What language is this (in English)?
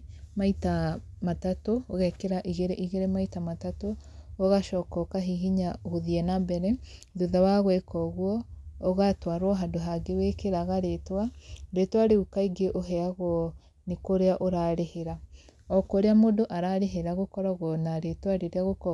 Kikuyu